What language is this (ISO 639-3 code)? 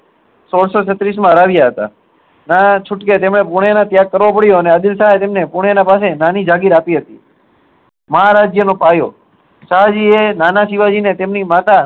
guj